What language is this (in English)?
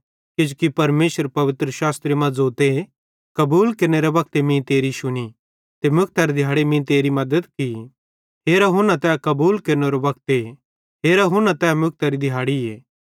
Bhadrawahi